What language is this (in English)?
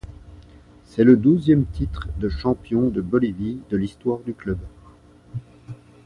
French